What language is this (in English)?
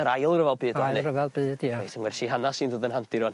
Welsh